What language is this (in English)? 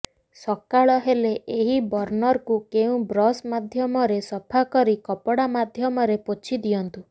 Odia